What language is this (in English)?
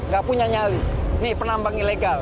Indonesian